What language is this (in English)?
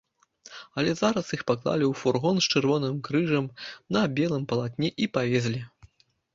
Belarusian